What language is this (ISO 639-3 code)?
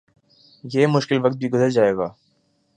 urd